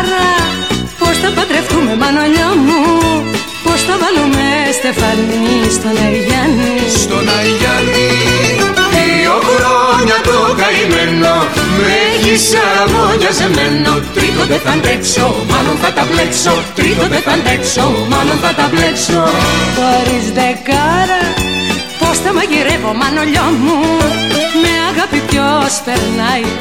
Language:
Greek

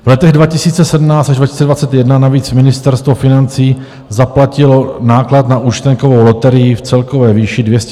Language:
Czech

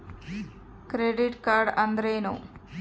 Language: Kannada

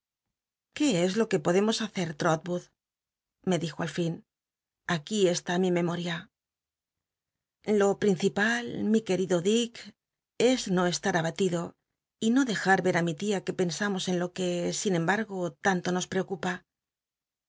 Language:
Spanish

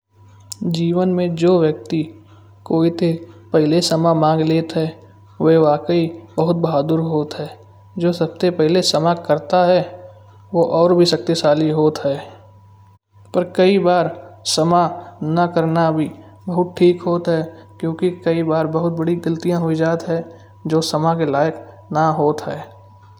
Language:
Kanauji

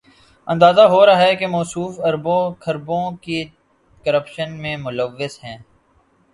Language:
Urdu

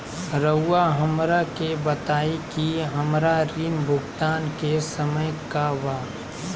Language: Magahi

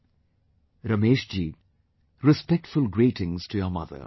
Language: English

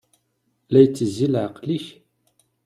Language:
Kabyle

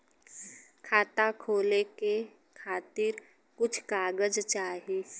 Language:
Bhojpuri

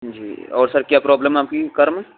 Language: Urdu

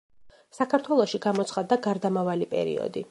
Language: Georgian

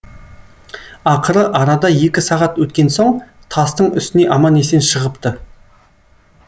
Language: Kazakh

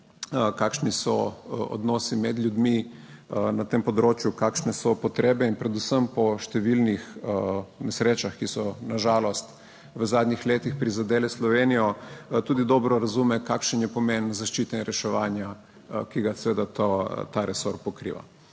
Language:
Slovenian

